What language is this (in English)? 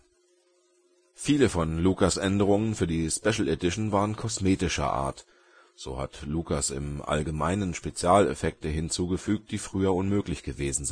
German